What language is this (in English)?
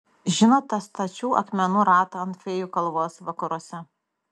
Lithuanian